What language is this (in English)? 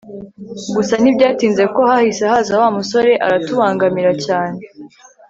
Kinyarwanda